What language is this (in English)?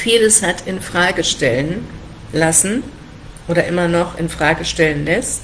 German